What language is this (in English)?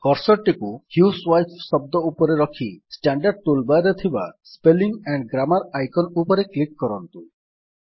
Odia